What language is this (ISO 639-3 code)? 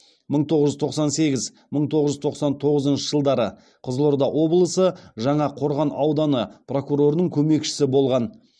kaz